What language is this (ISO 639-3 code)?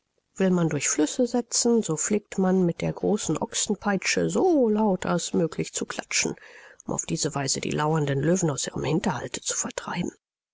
deu